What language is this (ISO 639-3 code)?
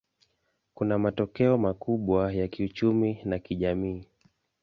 swa